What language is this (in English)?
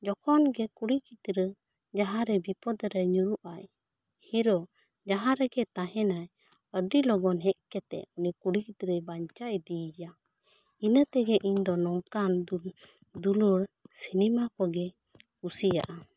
Santali